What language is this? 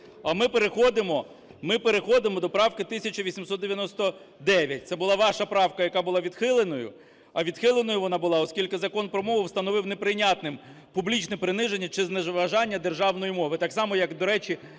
Ukrainian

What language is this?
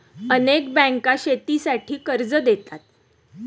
Marathi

